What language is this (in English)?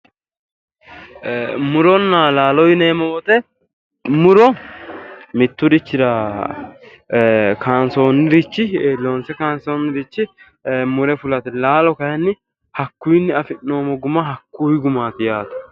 Sidamo